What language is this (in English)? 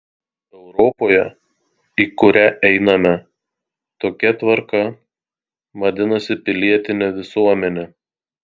Lithuanian